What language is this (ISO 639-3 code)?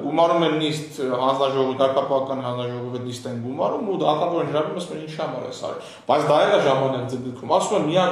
tur